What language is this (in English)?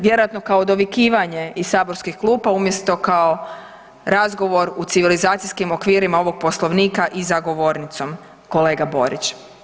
Croatian